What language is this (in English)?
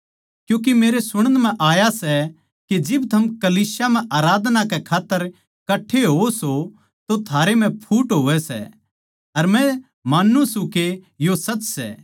Haryanvi